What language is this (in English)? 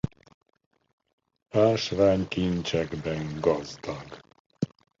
Hungarian